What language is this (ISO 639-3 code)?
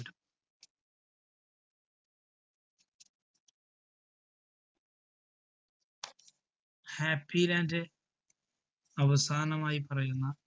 mal